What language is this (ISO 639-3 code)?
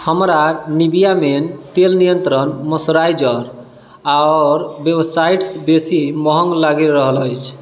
mai